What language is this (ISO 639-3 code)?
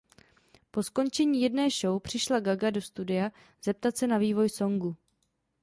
ces